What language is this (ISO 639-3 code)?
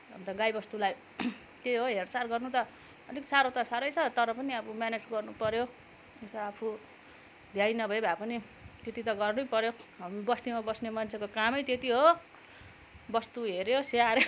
nep